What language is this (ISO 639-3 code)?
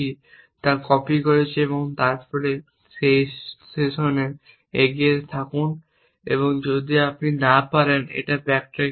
ben